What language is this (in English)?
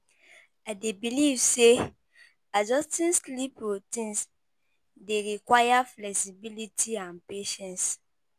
Nigerian Pidgin